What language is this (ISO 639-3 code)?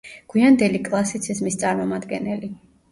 kat